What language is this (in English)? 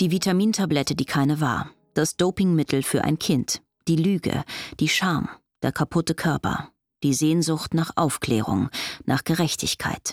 German